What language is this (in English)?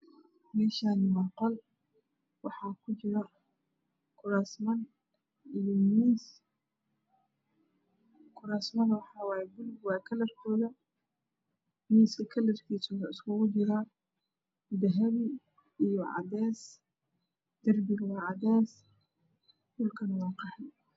Somali